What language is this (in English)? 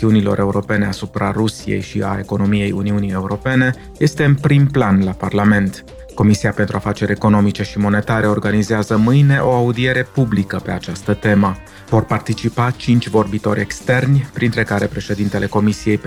Romanian